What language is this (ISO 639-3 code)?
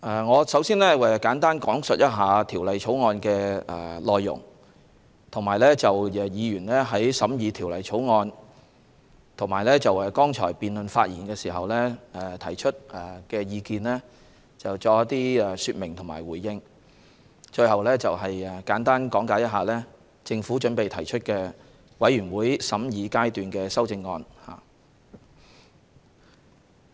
yue